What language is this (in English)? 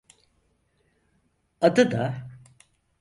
Turkish